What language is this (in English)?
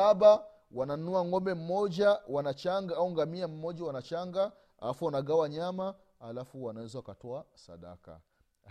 Swahili